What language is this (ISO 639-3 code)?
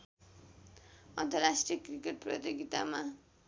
nep